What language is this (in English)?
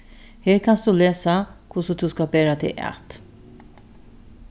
Faroese